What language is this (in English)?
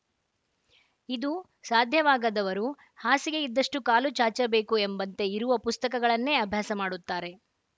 Kannada